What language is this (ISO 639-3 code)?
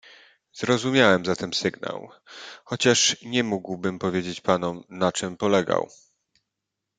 pol